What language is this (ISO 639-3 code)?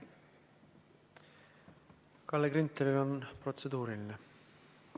est